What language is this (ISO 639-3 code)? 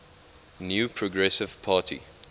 eng